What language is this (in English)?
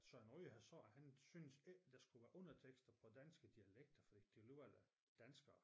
Danish